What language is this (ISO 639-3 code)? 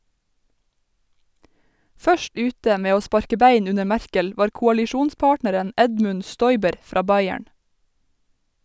nor